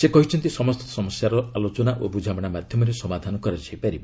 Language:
Odia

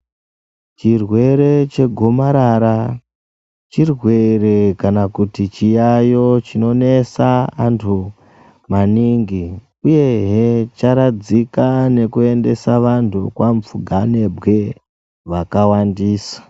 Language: Ndau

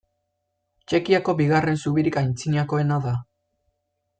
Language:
Basque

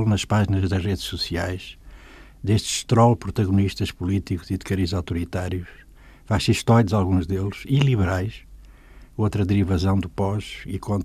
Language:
Portuguese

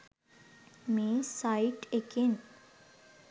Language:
Sinhala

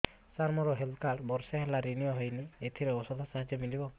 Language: Odia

